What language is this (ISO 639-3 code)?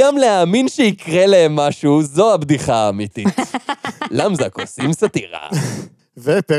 heb